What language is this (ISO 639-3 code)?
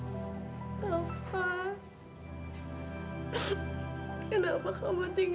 ind